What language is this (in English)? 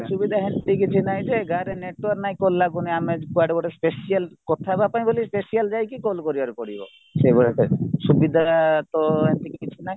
Odia